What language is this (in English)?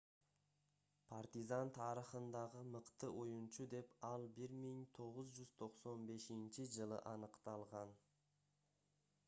Kyrgyz